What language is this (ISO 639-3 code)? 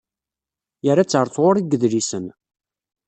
kab